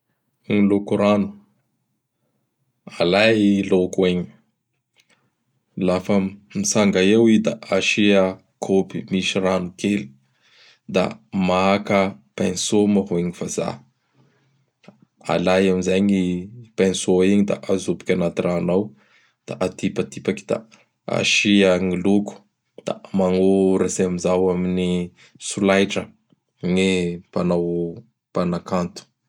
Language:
Bara Malagasy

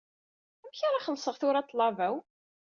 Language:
Kabyle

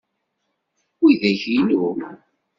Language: Kabyle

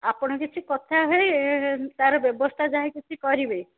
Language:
Odia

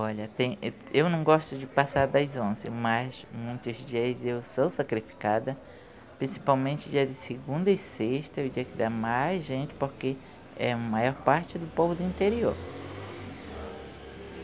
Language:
Portuguese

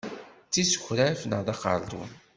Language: Kabyle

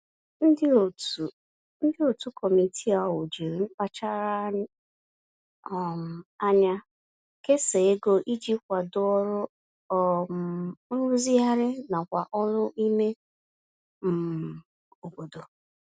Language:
Igbo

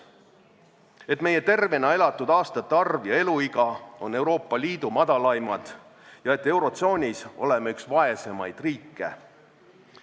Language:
Estonian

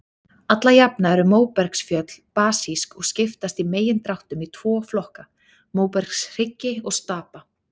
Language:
Icelandic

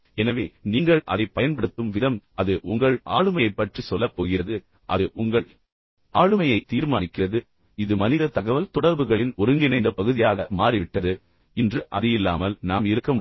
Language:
Tamil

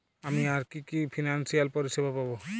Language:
Bangla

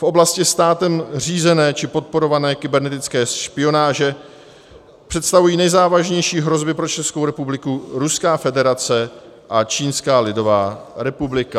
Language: Czech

